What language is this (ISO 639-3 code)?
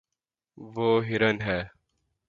urd